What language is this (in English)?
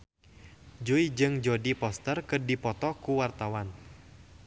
Sundanese